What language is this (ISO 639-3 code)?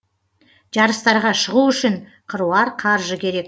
kaz